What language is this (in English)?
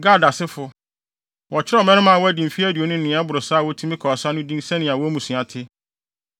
Akan